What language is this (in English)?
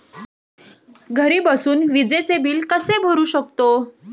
Marathi